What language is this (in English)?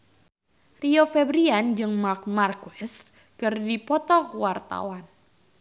Sundanese